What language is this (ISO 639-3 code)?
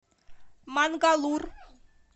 rus